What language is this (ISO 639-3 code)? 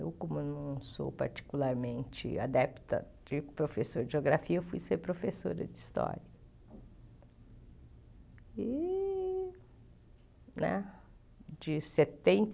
por